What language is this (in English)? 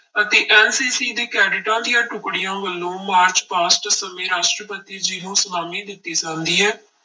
Punjabi